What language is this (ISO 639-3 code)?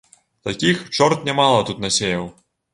bel